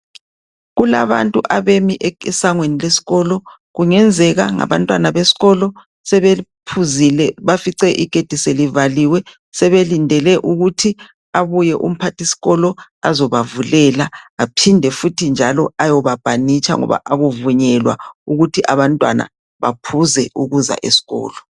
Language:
North Ndebele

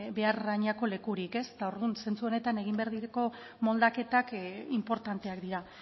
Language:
Basque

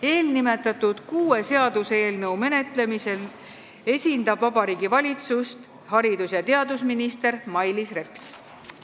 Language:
Estonian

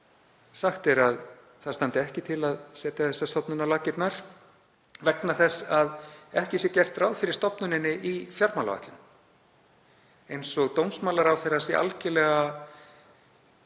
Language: Icelandic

